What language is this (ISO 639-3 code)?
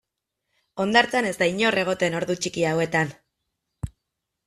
eus